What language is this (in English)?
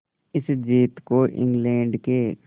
Hindi